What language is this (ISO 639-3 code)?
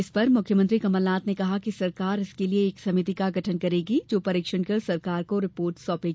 hin